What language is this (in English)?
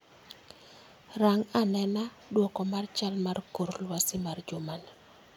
Luo (Kenya and Tanzania)